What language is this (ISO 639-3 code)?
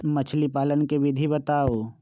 mag